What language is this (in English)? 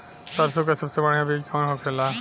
Bhojpuri